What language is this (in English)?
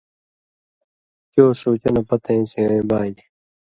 Indus Kohistani